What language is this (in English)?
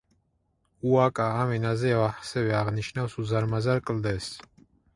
Georgian